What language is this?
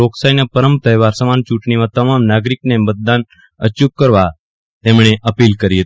Gujarati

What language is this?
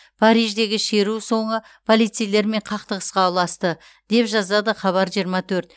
Kazakh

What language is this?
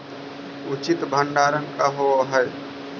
Magahi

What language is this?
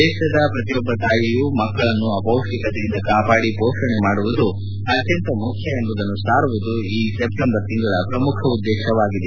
Kannada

